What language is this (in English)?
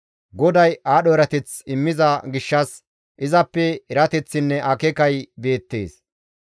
Gamo